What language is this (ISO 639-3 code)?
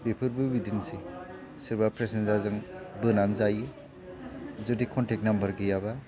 brx